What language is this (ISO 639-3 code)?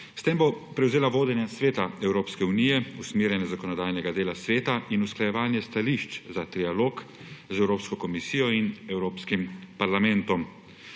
slv